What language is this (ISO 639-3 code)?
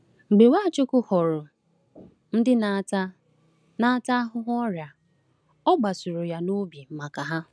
ibo